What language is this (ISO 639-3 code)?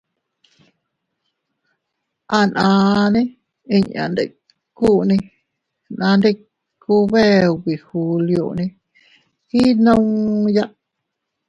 cut